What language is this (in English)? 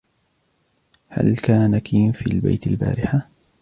Arabic